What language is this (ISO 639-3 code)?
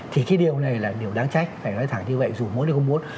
vie